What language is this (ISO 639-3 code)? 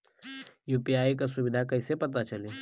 bho